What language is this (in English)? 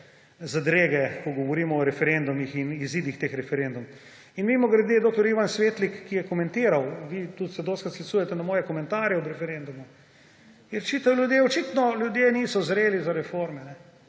Slovenian